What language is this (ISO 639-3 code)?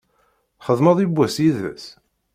kab